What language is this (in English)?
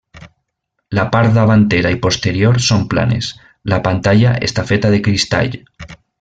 Catalan